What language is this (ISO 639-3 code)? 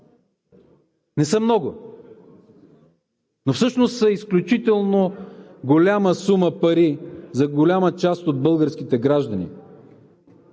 bul